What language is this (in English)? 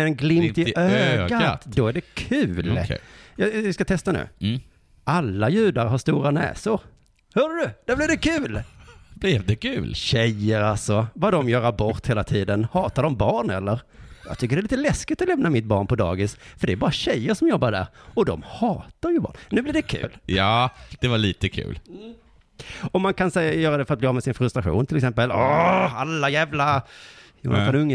Swedish